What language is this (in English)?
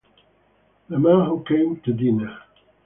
Italian